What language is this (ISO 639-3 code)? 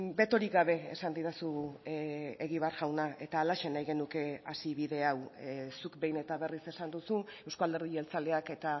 eus